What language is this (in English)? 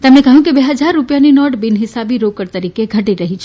Gujarati